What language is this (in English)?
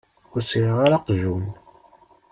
Kabyle